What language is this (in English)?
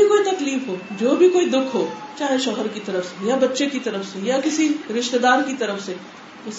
Urdu